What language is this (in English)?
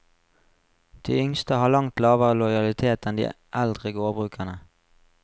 Norwegian